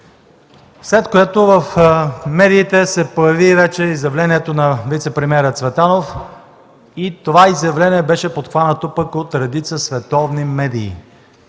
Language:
Bulgarian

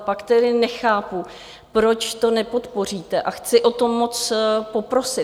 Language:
Czech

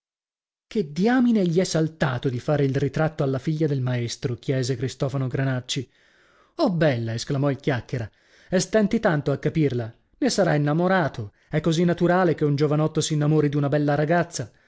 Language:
Italian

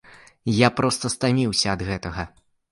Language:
Belarusian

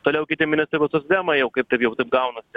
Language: Lithuanian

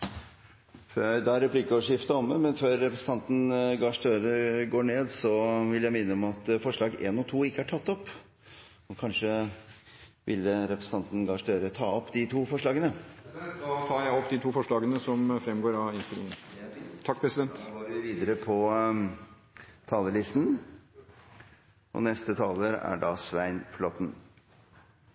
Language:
Norwegian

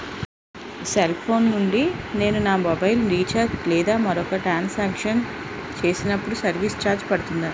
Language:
Telugu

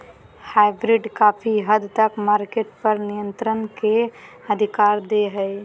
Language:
Magahi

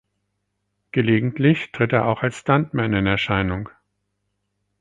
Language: German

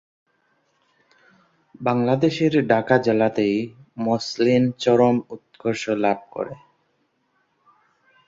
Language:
Bangla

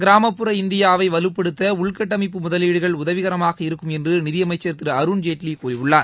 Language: Tamil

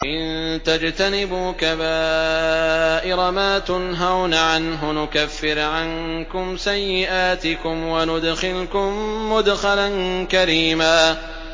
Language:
Arabic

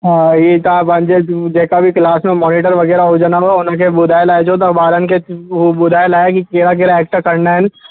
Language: Sindhi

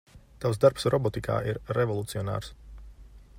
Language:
Latvian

